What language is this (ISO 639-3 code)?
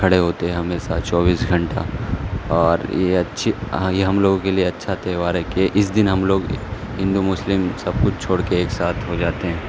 urd